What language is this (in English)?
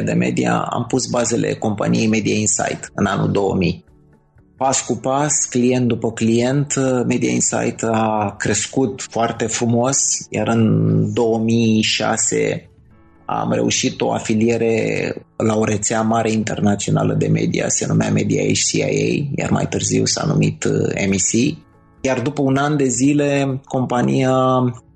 Romanian